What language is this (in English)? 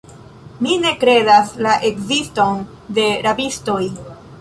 Esperanto